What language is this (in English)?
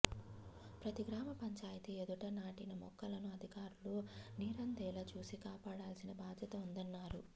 Telugu